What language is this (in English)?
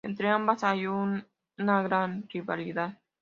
Spanish